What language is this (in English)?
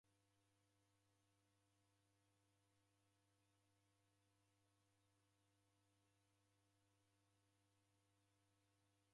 Taita